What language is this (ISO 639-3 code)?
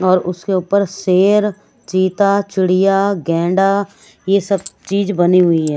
hin